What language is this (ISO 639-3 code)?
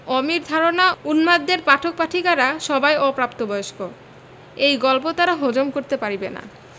ben